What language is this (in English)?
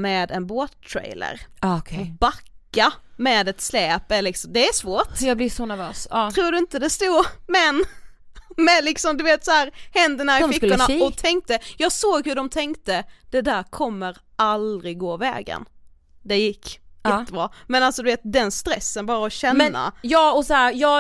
Swedish